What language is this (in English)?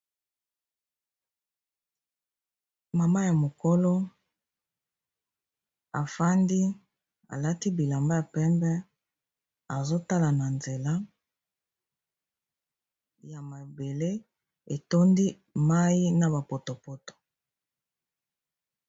Lingala